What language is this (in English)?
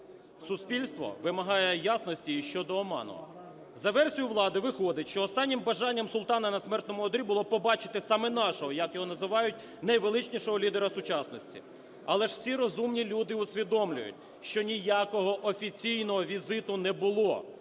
Ukrainian